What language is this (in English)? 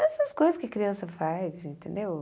Portuguese